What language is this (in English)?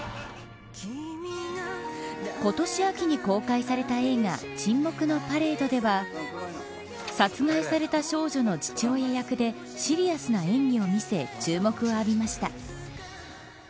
Japanese